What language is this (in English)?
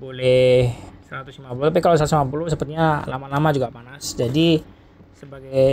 Indonesian